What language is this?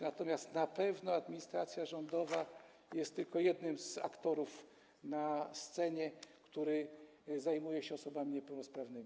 Polish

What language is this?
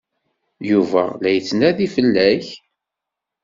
Kabyle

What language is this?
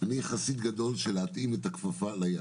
Hebrew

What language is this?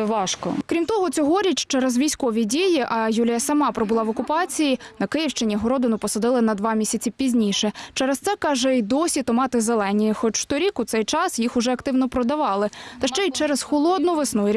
Ukrainian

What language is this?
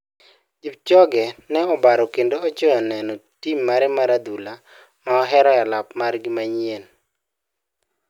Luo (Kenya and Tanzania)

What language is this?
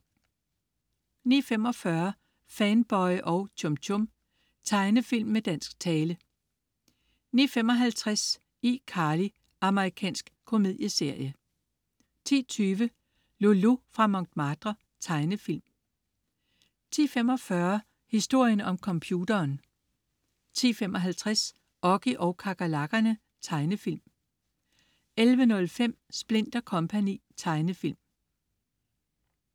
Danish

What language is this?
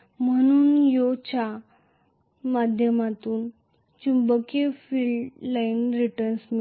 Marathi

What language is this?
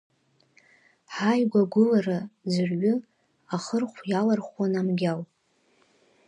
Abkhazian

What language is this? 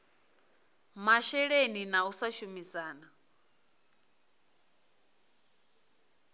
Venda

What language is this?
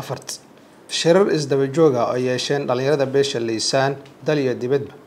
Arabic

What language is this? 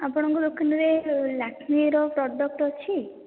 Odia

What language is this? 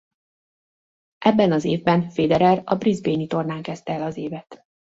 Hungarian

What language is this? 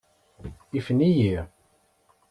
Kabyle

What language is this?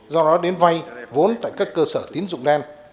Vietnamese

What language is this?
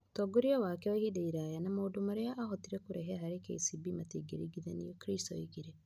Kikuyu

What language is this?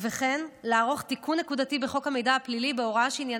Hebrew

